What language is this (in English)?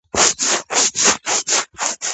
Georgian